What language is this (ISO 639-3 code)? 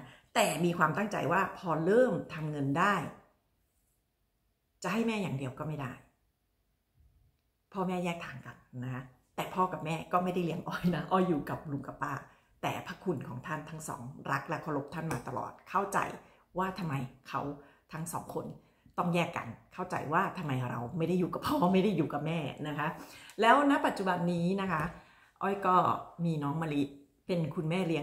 tha